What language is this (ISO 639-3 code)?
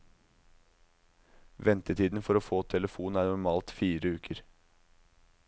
nor